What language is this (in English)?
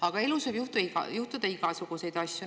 Estonian